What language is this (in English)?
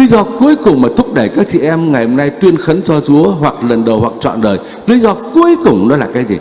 Vietnamese